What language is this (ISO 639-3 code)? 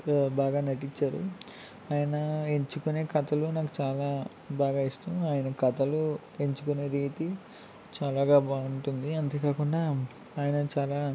tel